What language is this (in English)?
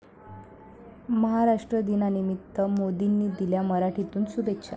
Marathi